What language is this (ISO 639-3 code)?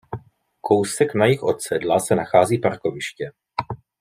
ces